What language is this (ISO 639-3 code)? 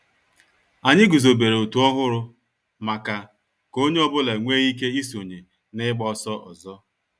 ibo